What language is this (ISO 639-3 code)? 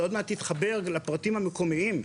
heb